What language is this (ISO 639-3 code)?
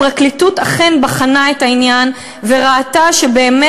heb